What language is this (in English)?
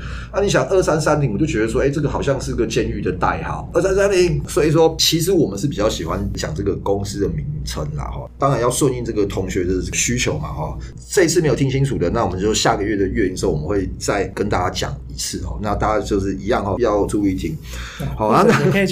Chinese